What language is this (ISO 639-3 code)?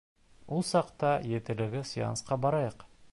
bak